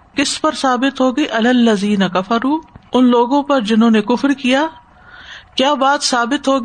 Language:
Urdu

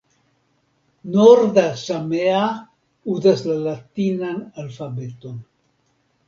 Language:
Esperanto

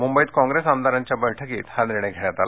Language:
Marathi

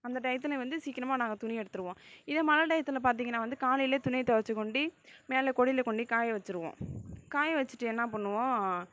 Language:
Tamil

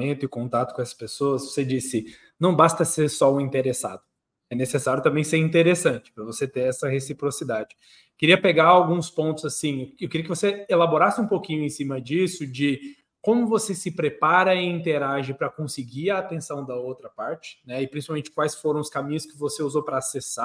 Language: Portuguese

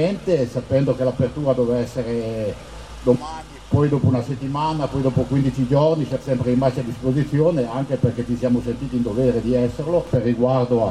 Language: Italian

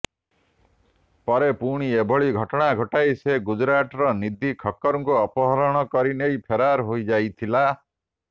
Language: Odia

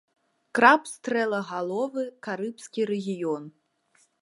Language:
Belarusian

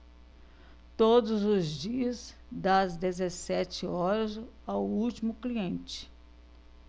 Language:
Portuguese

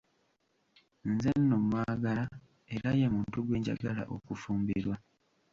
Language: Ganda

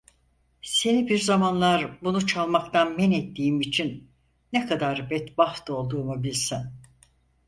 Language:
Turkish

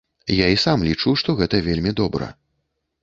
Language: Belarusian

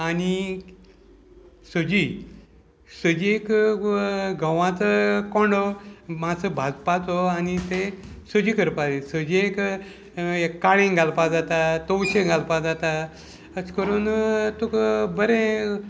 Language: Konkani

